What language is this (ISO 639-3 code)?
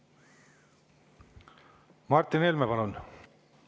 est